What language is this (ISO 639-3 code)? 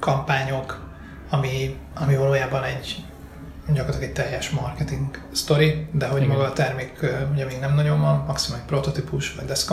hun